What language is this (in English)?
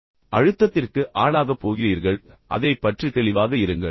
Tamil